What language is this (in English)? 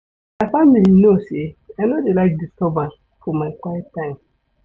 Nigerian Pidgin